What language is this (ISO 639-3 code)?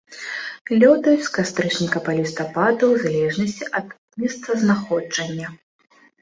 bel